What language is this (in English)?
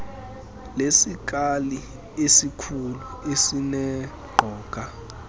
Xhosa